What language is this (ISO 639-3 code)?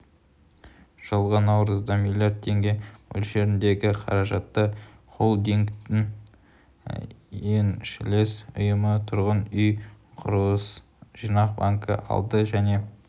kaz